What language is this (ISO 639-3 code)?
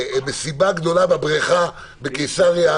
heb